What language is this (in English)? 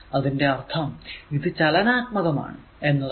Malayalam